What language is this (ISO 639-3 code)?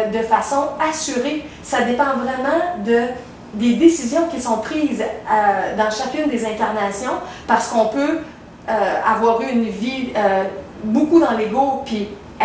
fra